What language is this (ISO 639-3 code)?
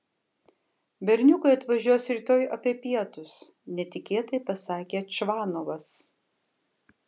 lit